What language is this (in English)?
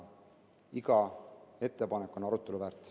Estonian